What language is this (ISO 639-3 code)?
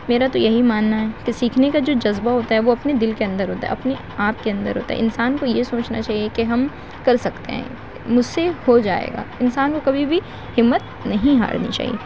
urd